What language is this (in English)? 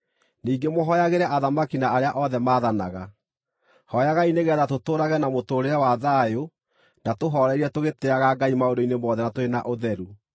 Kikuyu